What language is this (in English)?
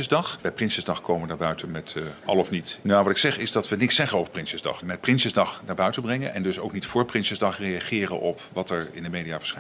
Dutch